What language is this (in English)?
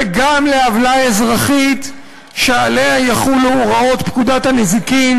Hebrew